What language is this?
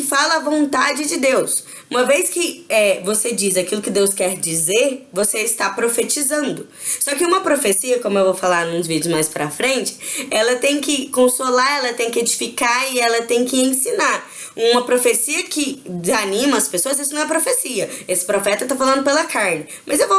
Portuguese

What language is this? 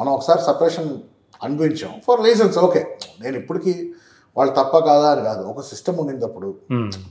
Telugu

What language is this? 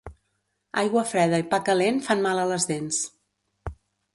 Catalan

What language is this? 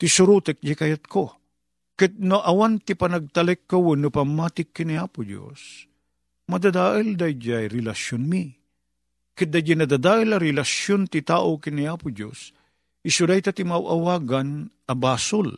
Filipino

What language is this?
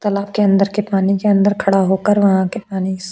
Hindi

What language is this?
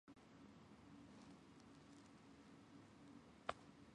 Japanese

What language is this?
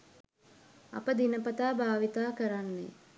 Sinhala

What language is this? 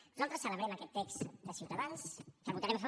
Catalan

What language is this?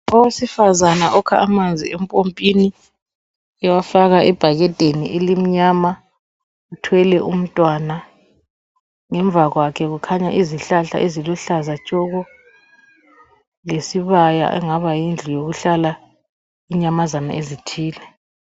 North Ndebele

